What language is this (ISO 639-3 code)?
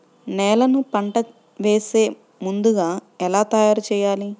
tel